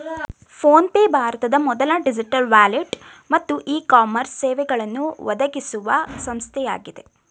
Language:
Kannada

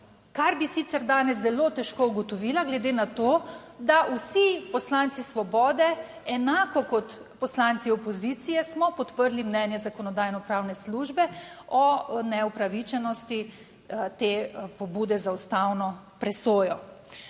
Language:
Slovenian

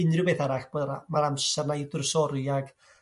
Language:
Welsh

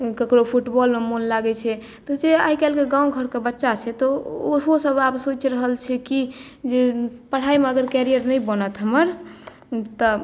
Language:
Maithili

